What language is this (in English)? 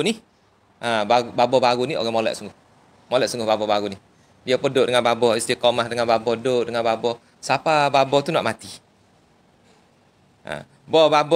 Malay